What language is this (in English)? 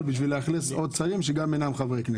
Hebrew